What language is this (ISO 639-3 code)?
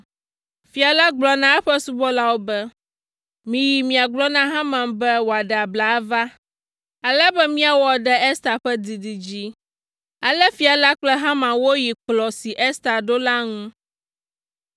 ewe